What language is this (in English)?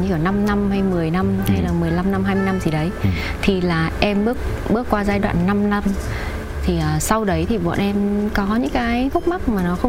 Vietnamese